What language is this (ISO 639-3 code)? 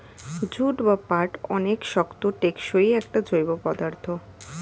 ben